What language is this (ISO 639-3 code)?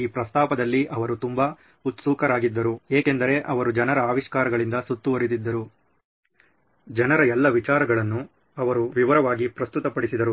kan